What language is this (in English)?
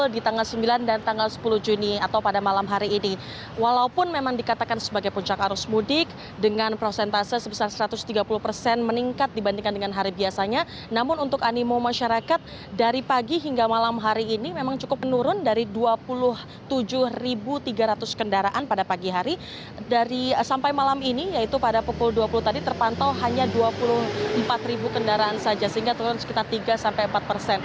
Indonesian